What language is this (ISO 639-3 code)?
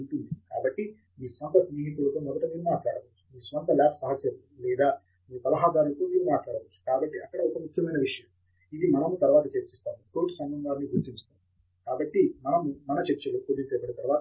tel